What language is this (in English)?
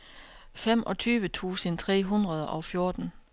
Danish